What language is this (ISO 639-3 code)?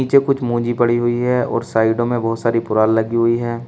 hin